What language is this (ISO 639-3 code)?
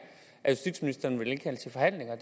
dan